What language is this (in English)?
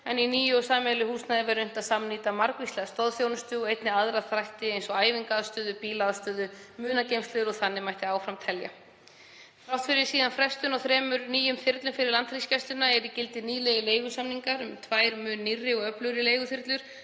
Icelandic